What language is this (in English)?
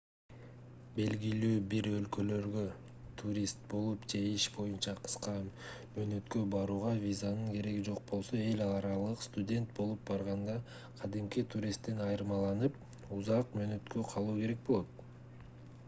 Kyrgyz